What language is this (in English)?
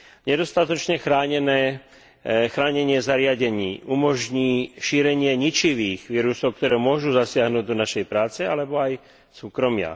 Slovak